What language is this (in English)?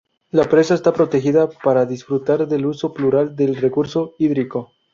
Spanish